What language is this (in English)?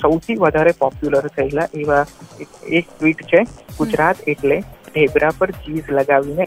Hindi